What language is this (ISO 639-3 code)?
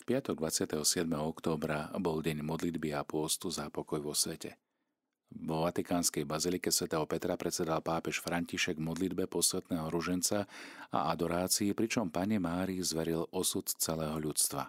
slk